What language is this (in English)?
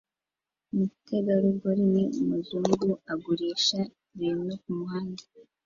Kinyarwanda